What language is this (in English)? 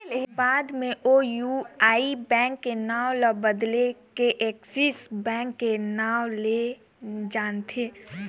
Chhattisgarhi